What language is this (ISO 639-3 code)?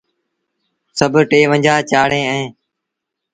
sbn